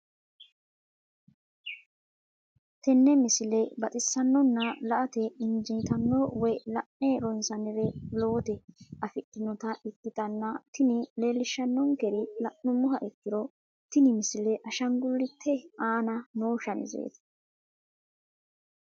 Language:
Sidamo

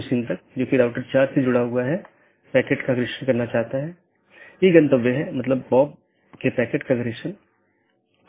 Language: Hindi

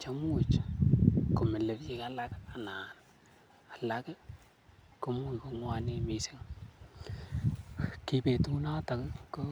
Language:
Kalenjin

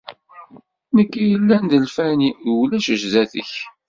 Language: Kabyle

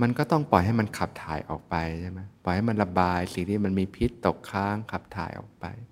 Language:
Thai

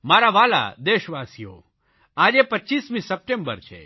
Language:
Gujarati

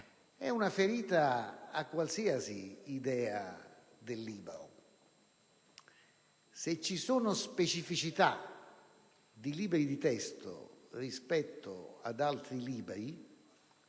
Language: Italian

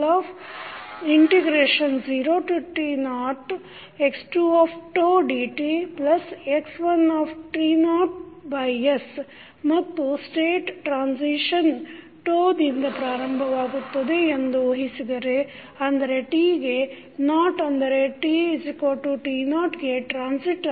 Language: Kannada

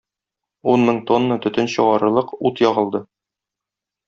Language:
Tatar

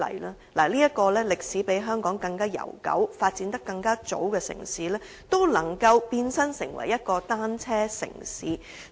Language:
Cantonese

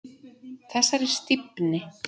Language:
Icelandic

